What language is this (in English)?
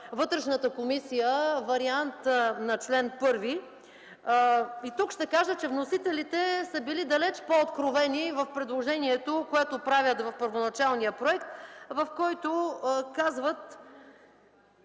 Bulgarian